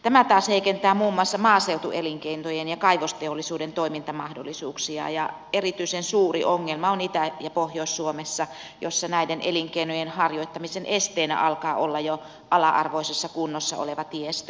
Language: Finnish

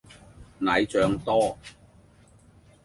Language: Cantonese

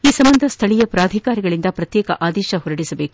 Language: Kannada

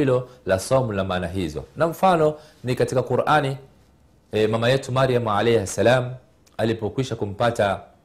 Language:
Swahili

